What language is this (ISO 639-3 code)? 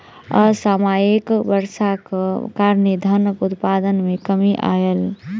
mai